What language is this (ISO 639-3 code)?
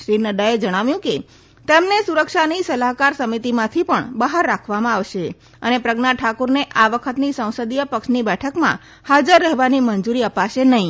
guj